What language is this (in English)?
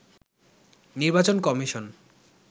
Bangla